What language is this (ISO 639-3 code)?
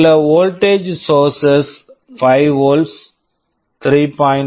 tam